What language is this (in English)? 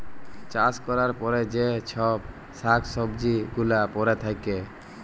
Bangla